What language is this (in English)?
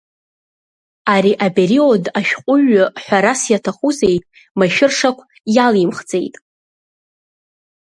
Abkhazian